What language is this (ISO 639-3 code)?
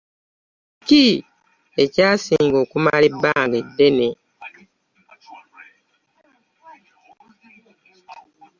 lug